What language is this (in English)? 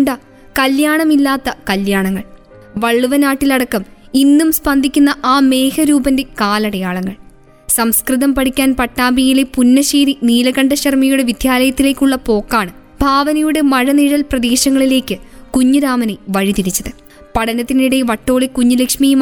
Malayalam